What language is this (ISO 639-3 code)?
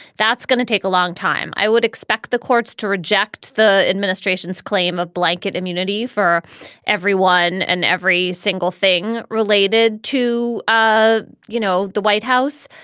eng